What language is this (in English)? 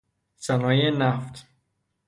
Persian